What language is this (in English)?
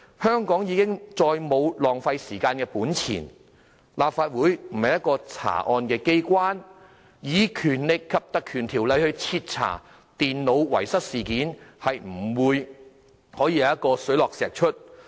Cantonese